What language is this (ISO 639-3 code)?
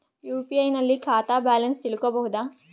kan